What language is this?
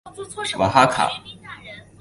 Chinese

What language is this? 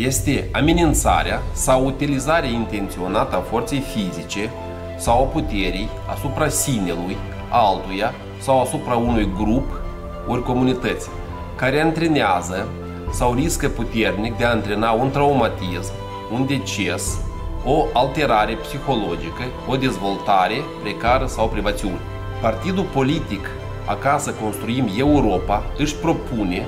Romanian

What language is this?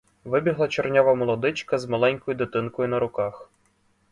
Ukrainian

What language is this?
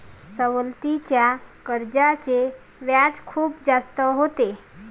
Marathi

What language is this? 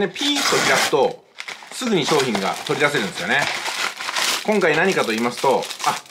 Japanese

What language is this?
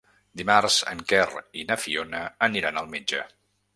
Catalan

